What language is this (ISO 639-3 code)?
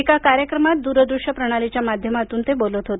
mar